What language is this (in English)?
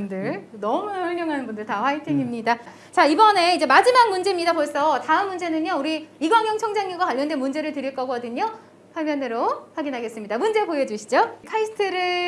Korean